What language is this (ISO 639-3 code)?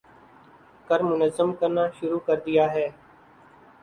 urd